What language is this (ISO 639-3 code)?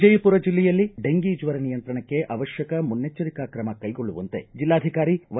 kan